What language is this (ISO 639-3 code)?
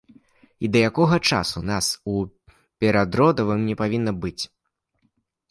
bel